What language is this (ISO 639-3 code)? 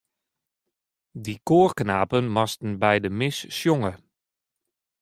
fry